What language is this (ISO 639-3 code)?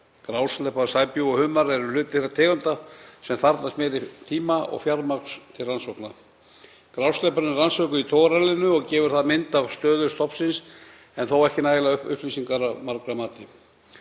isl